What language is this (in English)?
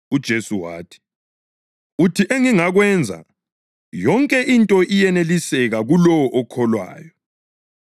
North Ndebele